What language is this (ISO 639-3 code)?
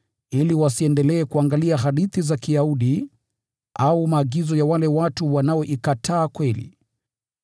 swa